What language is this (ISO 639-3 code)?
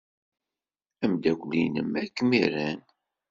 kab